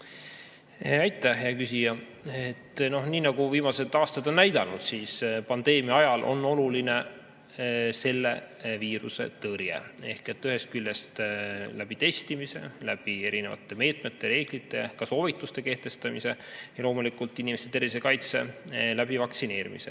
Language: Estonian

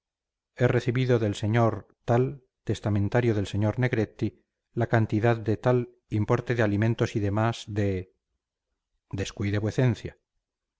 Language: Spanish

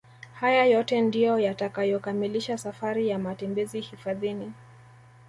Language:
Swahili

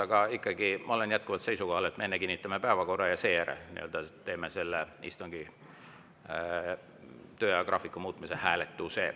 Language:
Estonian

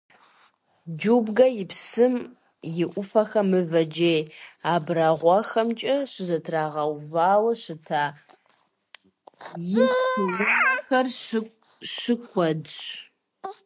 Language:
Kabardian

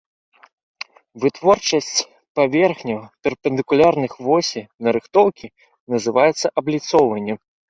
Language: Belarusian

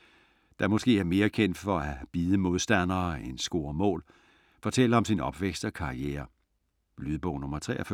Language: Danish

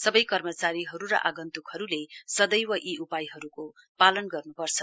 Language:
Nepali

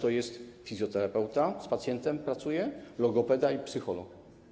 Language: Polish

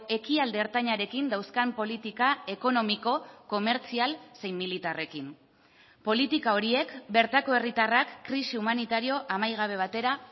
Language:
Basque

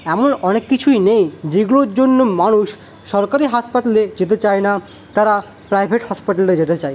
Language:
Bangla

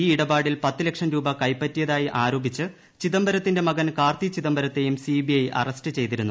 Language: Malayalam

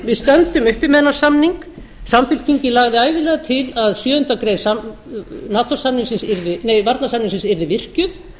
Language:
Icelandic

